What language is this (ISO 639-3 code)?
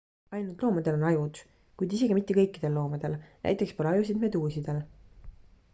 est